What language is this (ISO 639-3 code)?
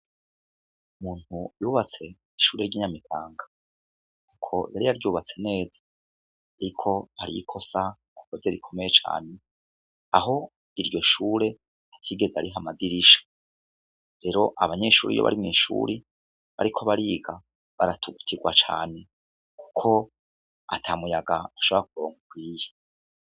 run